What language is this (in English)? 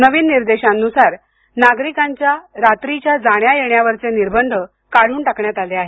Marathi